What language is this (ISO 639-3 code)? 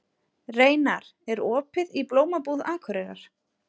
isl